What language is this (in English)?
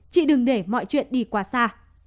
Vietnamese